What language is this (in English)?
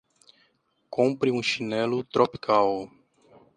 Portuguese